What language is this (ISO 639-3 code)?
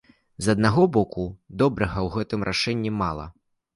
bel